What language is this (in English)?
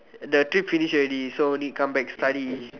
English